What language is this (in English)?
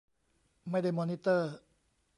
Thai